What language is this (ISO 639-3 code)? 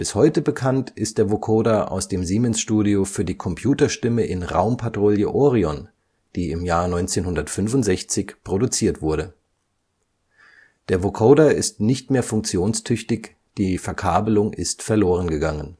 deu